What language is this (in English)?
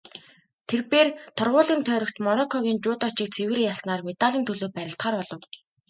Mongolian